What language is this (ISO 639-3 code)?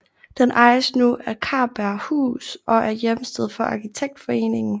dan